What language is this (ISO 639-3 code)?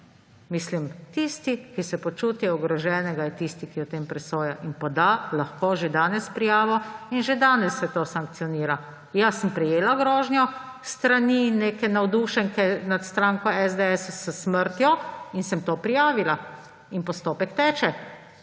slv